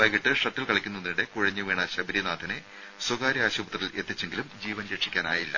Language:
Malayalam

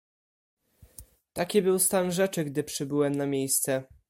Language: Polish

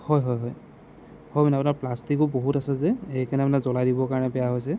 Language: Assamese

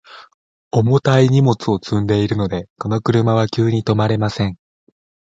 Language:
Japanese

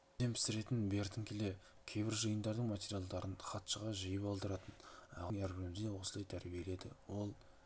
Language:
Kazakh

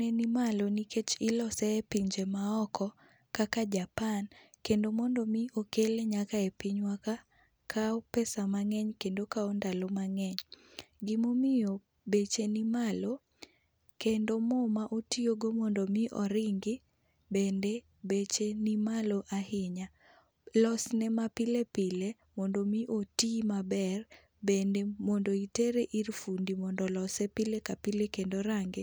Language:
Luo (Kenya and Tanzania)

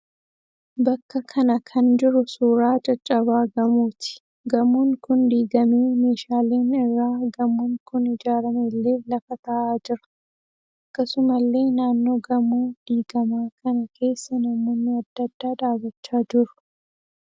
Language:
Oromo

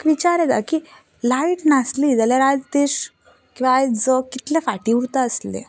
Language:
Konkani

